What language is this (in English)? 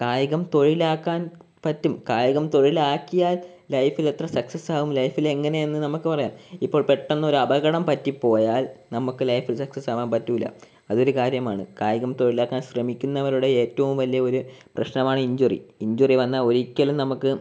Malayalam